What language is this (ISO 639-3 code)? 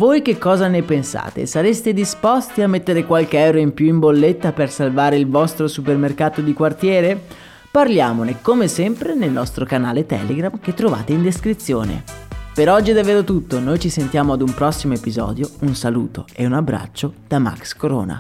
ita